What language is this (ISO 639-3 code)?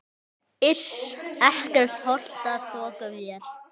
isl